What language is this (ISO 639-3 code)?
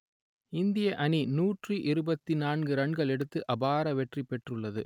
tam